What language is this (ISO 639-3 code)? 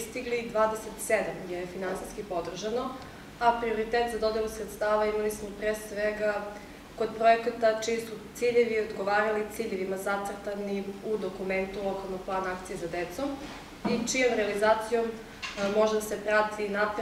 por